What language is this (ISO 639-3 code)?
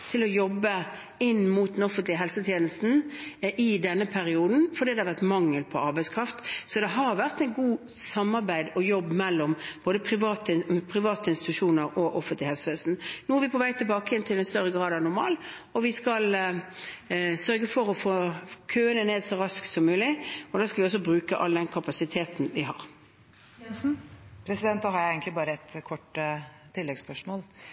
nor